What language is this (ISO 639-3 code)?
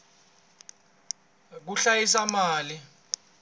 tso